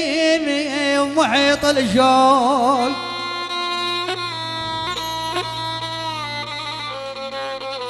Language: Arabic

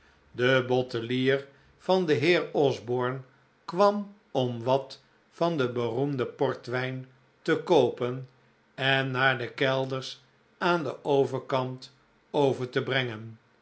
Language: Dutch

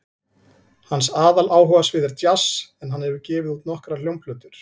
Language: Icelandic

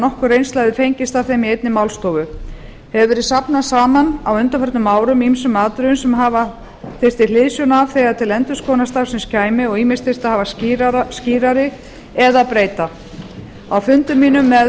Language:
Icelandic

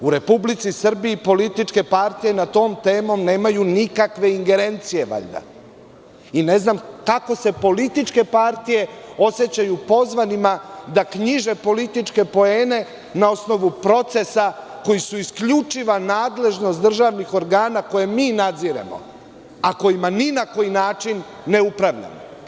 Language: Serbian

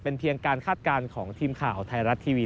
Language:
Thai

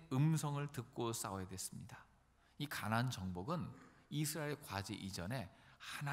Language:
Korean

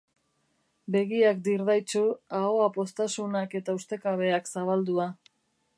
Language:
Basque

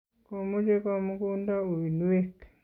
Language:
Kalenjin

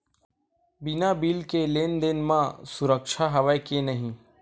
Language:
Chhattisgarhi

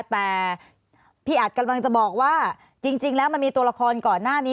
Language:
Thai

